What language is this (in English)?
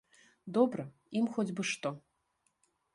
Belarusian